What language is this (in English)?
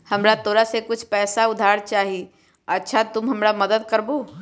Magahi